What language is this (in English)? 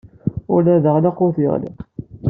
Kabyle